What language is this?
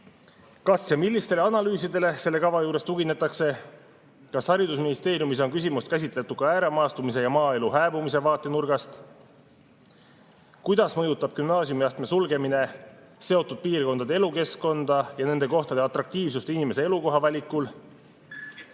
Estonian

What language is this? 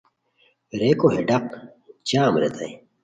Khowar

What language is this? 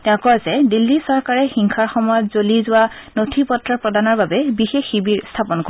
Assamese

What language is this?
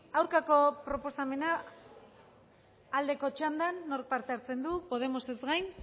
Basque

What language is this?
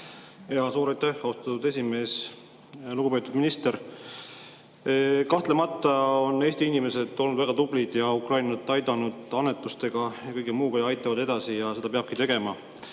Estonian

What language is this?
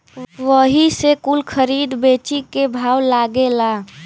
Bhojpuri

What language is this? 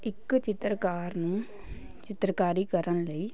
Punjabi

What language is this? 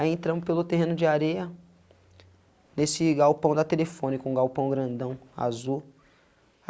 Portuguese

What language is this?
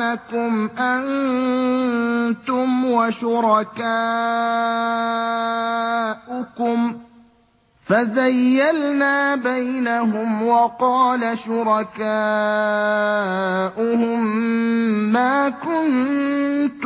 Arabic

